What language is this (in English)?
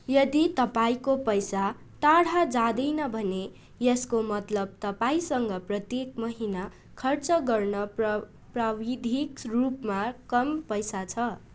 Nepali